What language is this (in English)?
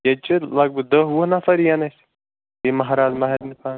Kashmiri